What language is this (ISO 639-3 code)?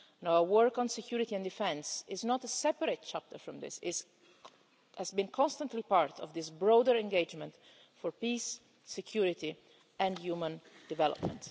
eng